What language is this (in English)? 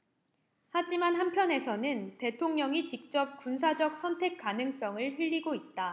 Korean